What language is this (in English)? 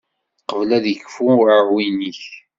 Kabyle